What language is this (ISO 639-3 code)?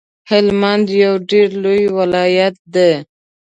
pus